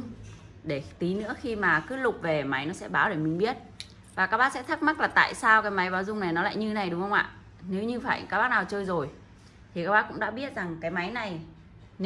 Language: Vietnamese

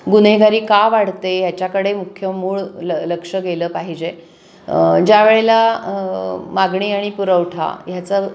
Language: Marathi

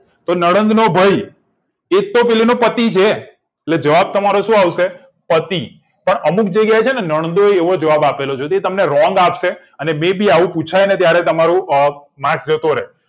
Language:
Gujarati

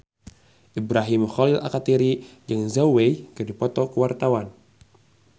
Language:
Sundanese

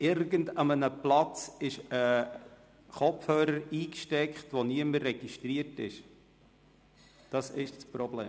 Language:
Swiss German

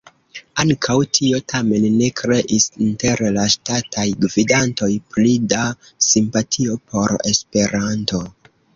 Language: Esperanto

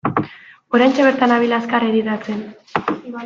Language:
Basque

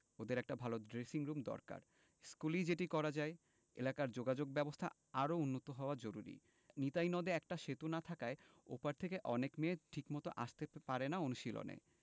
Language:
Bangla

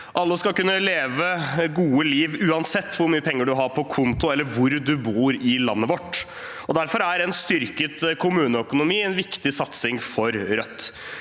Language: Norwegian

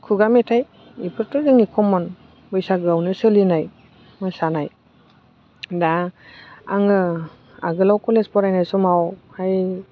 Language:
Bodo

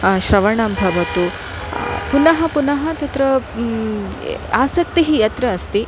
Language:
Sanskrit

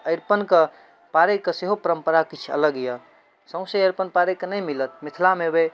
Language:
Maithili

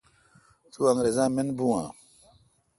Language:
Kalkoti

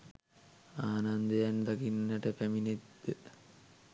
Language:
Sinhala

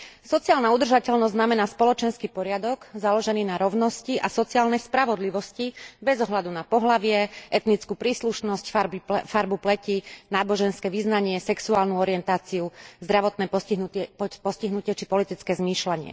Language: Slovak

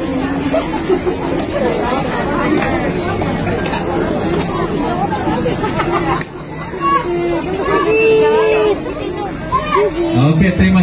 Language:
Indonesian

